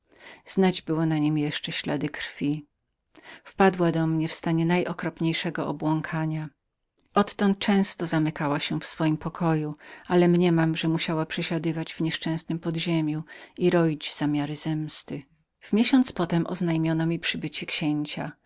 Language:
Polish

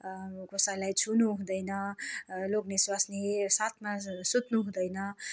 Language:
Nepali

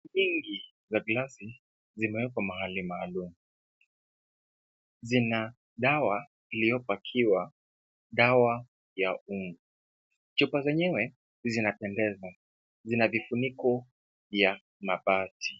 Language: Swahili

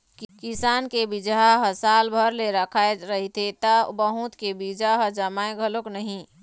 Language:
Chhattisgarhi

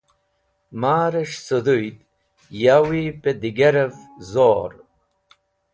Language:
Wakhi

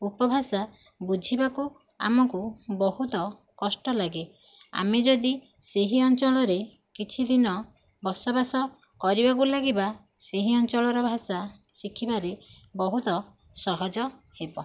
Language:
Odia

